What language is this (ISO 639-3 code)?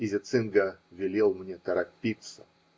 rus